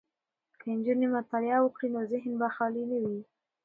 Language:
Pashto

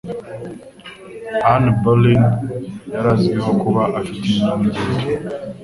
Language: Kinyarwanda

